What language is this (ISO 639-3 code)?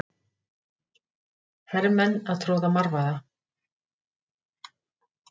isl